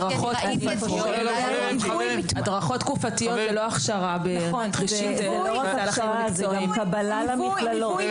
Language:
Hebrew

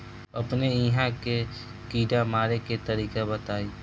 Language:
Bhojpuri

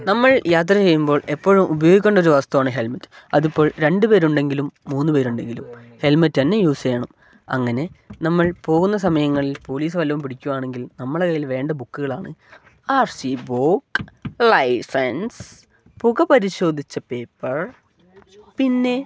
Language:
Malayalam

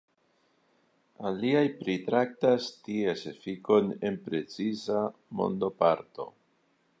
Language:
Esperanto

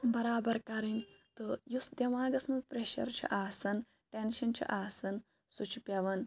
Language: Kashmiri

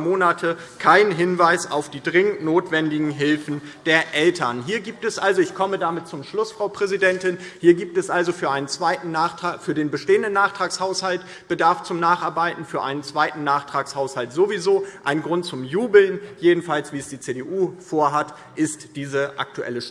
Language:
German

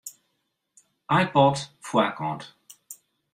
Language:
Western Frisian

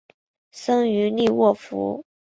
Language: Chinese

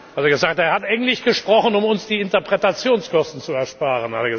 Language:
German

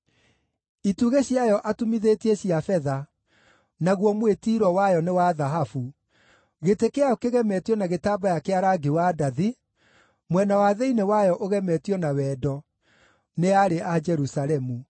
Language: Kikuyu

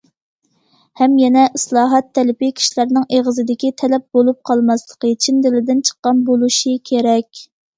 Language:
Uyghur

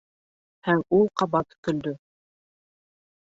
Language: Bashkir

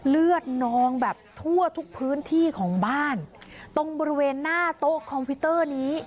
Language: Thai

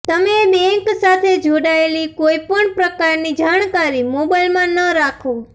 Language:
Gujarati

